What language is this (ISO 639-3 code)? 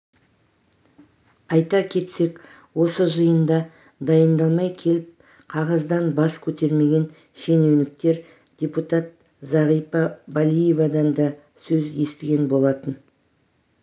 kaz